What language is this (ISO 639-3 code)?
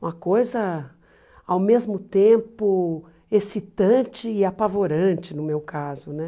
por